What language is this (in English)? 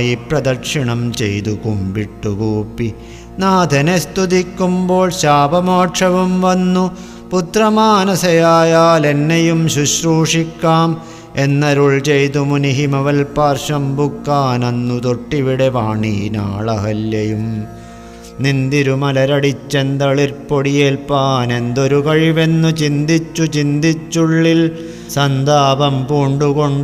Malayalam